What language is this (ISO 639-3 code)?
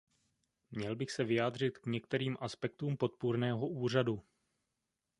ces